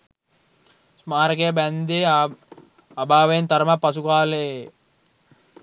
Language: Sinhala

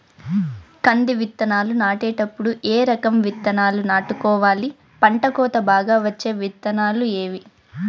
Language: Telugu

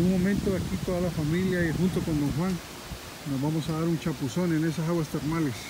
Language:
Spanish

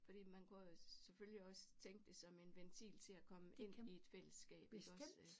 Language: Danish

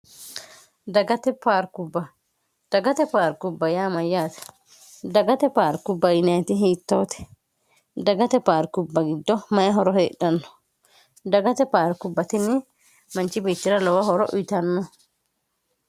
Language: Sidamo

